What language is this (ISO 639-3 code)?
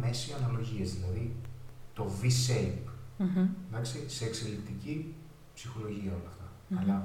ell